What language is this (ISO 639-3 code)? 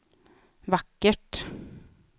swe